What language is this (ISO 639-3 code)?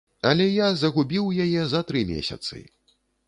bel